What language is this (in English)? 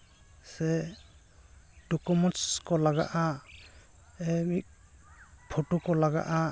Santali